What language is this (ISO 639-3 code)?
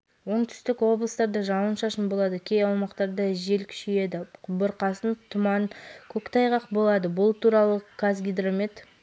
kaz